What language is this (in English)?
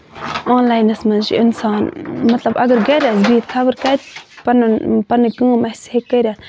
Kashmiri